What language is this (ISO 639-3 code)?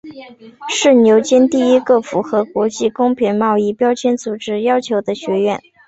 zho